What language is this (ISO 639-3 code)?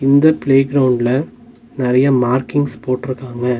tam